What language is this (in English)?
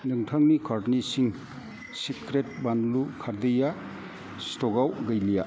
Bodo